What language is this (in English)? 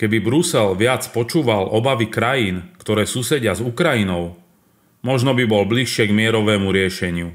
Slovak